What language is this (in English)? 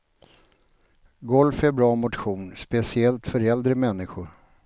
Swedish